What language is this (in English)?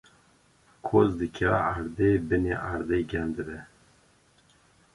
Kurdish